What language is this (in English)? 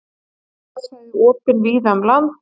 Icelandic